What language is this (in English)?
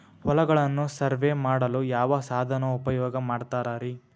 Kannada